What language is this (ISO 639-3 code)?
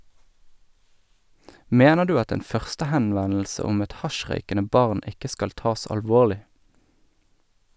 nor